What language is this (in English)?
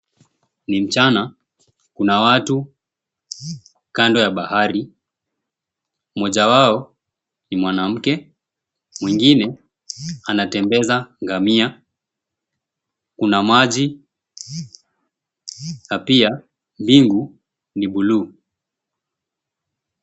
Swahili